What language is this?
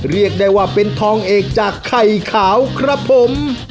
Thai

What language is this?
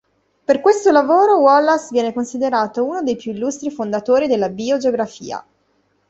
Italian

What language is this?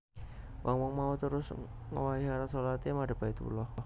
Javanese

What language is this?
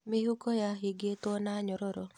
Kikuyu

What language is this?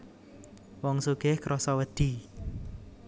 Javanese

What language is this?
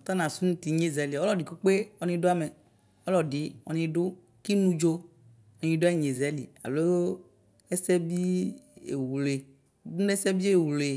Ikposo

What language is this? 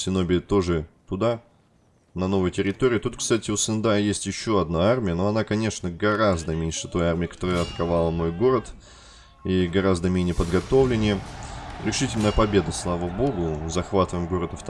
Russian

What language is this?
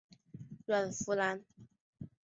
Chinese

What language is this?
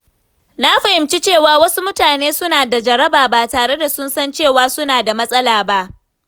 Hausa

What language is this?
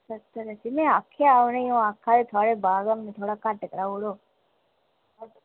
Dogri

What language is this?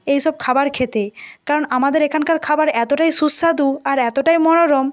Bangla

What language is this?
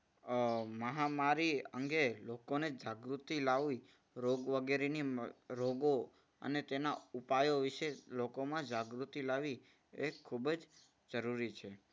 Gujarati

